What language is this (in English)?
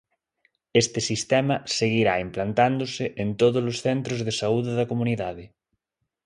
Galician